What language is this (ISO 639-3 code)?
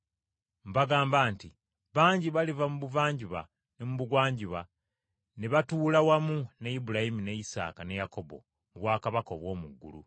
lug